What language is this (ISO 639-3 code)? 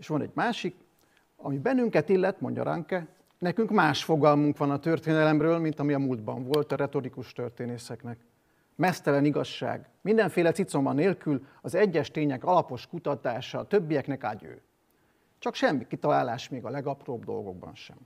hun